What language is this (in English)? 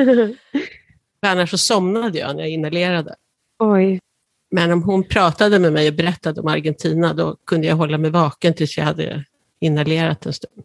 Swedish